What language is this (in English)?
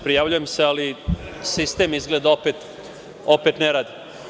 Serbian